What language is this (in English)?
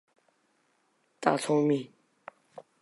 Chinese